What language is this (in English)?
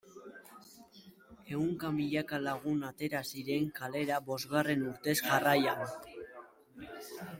Basque